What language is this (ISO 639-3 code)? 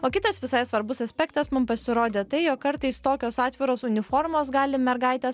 lit